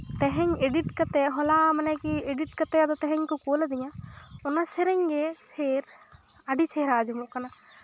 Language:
Santali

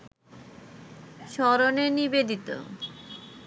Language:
Bangla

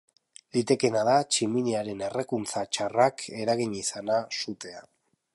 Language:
Basque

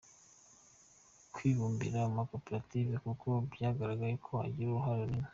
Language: Kinyarwanda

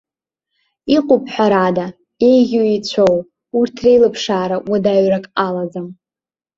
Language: Abkhazian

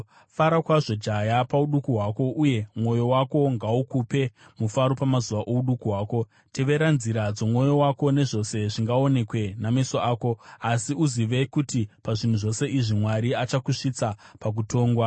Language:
Shona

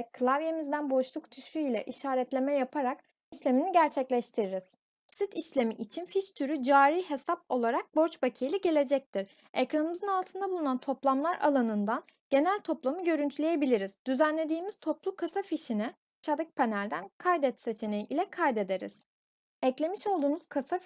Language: Turkish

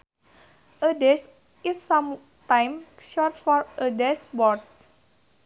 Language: Sundanese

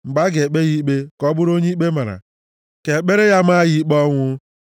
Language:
Igbo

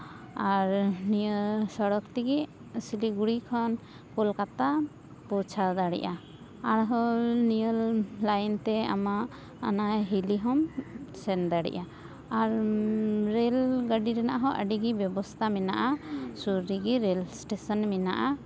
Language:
Santali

